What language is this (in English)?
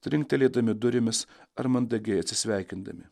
Lithuanian